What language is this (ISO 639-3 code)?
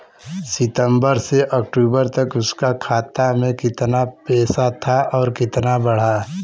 bho